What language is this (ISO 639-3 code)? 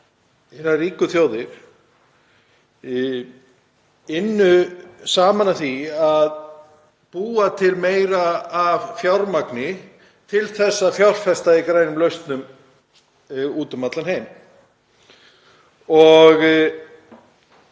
isl